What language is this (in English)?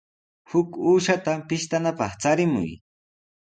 Sihuas Ancash Quechua